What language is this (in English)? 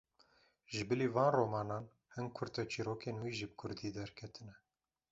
Kurdish